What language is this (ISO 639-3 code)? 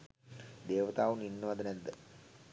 sin